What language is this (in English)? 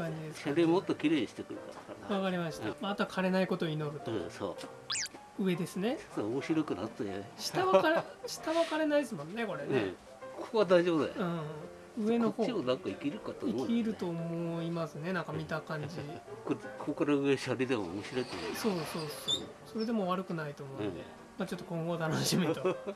Japanese